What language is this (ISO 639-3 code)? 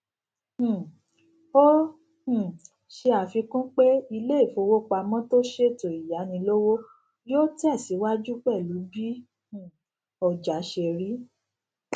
yor